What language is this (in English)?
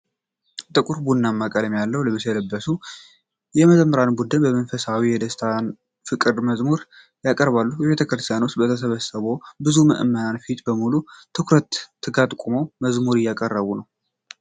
Amharic